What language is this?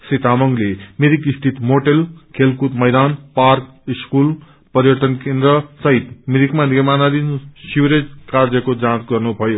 Nepali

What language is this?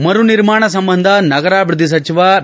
Kannada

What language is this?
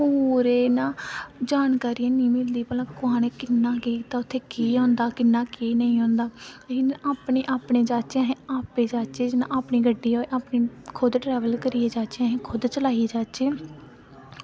Dogri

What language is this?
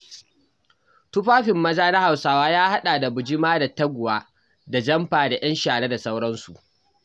Hausa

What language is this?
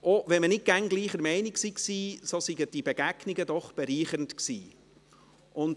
Swiss German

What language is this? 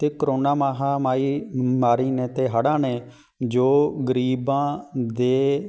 Punjabi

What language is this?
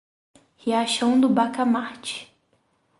Portuguese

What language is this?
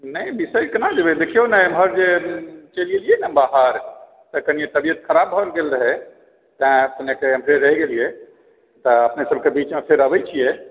Maithili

